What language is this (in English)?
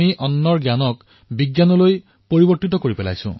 Assamese